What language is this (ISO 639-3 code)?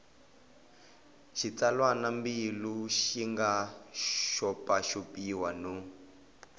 tso